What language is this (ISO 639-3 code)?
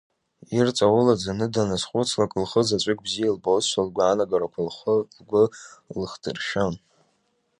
abk